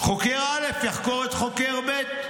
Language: Hebrew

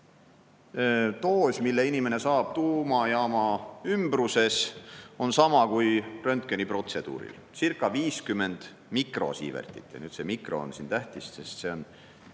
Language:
Estonian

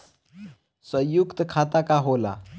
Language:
Bhojpuri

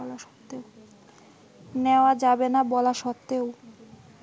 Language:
Bangla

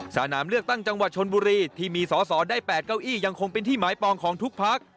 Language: Thai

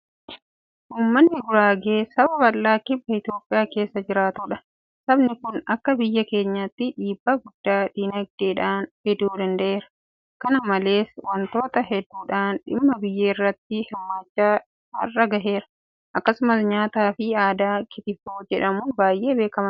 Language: Oromo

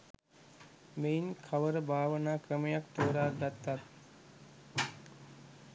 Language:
Sinhala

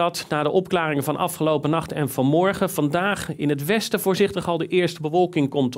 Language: Dutch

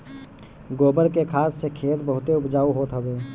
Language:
Bhojpuri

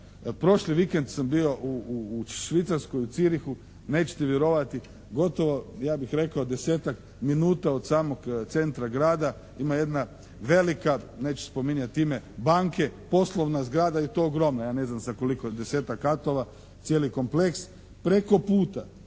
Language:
Croatian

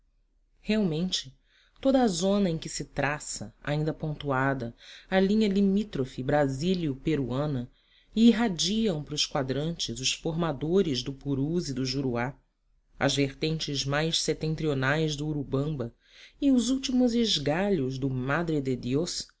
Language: Portuguese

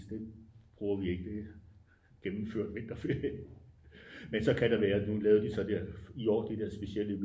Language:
Danish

